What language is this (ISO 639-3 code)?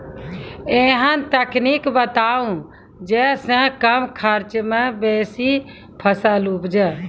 mai